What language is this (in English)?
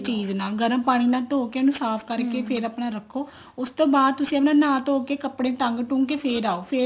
Punjabi